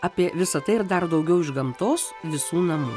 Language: Lithuanian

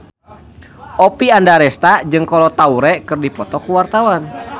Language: Sundanese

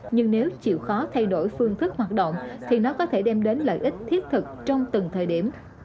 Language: Vietnamese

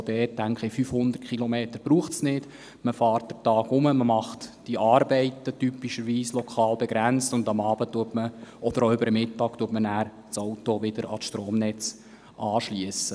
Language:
Swiss German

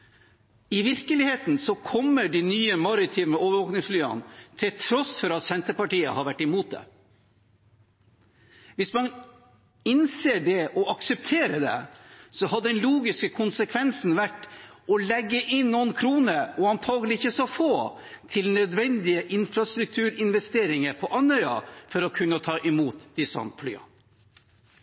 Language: Norwegian Bokmål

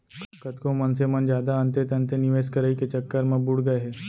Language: Chhattisgarhi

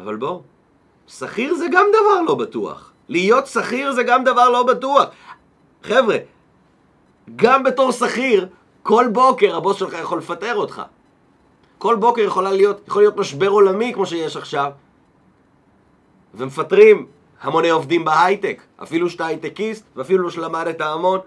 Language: Hebrew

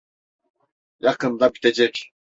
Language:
Turkish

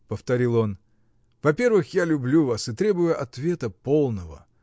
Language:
Russian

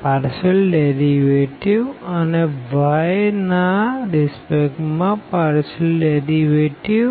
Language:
Gujarati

